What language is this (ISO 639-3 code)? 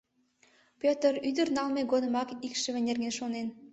chm